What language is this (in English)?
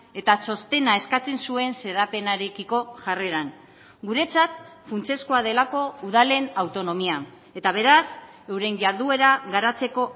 Basque